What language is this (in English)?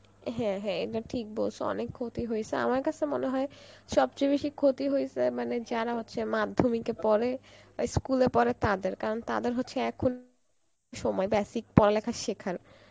Bangla